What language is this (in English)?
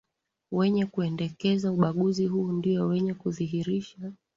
Swahili